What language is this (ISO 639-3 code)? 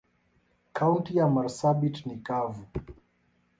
swa